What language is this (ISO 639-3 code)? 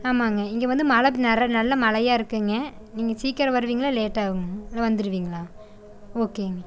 tam